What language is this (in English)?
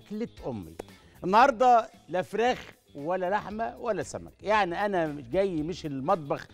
Arabic